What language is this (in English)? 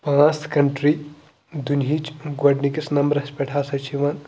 Kashmiri